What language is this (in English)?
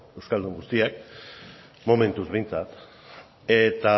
Basque